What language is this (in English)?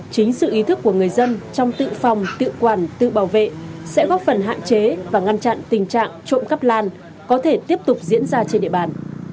Vietnamese